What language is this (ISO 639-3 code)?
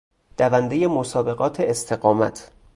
fas